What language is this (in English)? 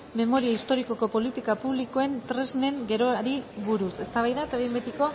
Basque